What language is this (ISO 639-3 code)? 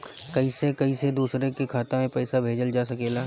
bho